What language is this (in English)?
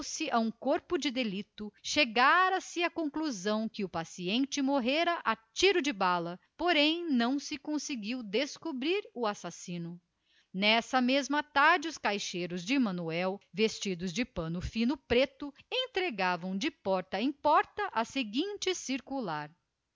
Portuguese